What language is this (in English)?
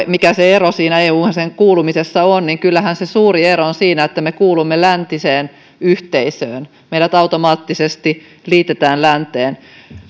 Finnish